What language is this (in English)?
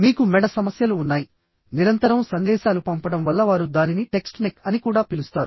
Telugu